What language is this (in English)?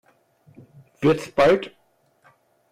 German